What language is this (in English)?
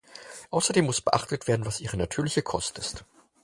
German